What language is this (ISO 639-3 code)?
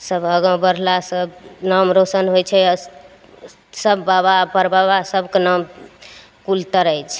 mai